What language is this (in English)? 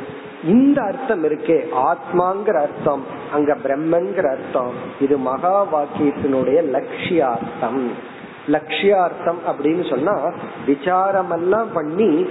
Tamil